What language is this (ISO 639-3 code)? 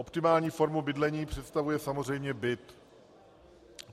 ces